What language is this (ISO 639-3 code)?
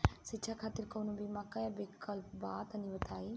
bho